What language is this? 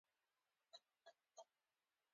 Pashto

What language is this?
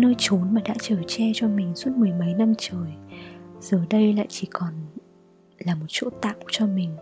Vietnamese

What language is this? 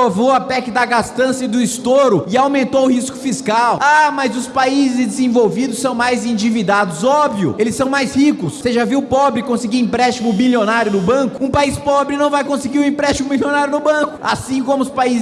Portuguese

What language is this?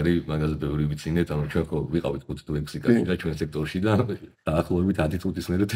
Romanian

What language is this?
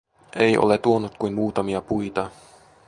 Finnish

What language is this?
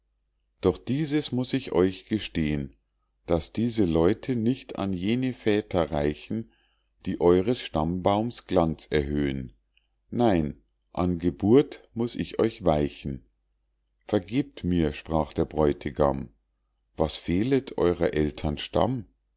German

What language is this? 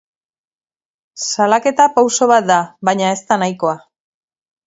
Basque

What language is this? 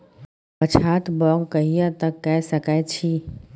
Maithili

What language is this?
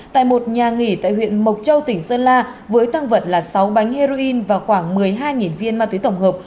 Vietnamese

